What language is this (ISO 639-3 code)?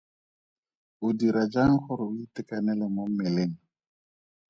tsn